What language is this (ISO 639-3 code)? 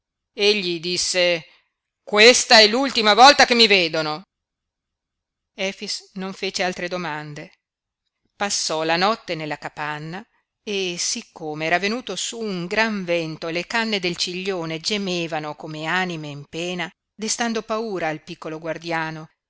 ita